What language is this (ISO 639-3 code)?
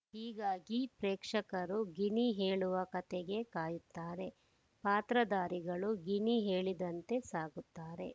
kan